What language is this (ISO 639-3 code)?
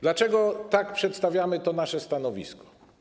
pol